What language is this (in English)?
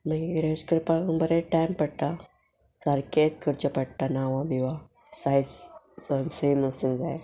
Konkani